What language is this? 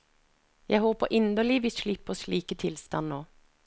Norwegian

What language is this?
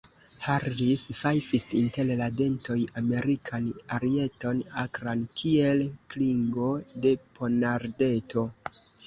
Esperanto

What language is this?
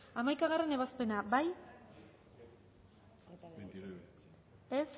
Basque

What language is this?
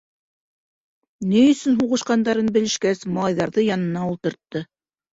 Bashkir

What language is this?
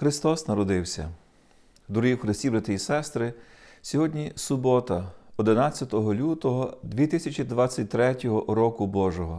Ukrainian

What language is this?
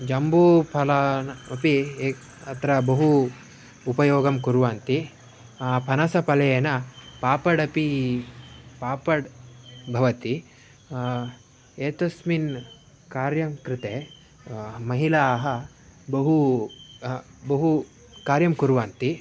Sanskrit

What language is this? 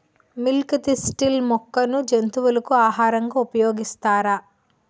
Telugu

